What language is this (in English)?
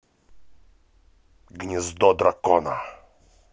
Russian